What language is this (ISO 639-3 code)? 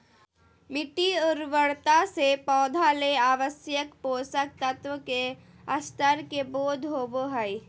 mag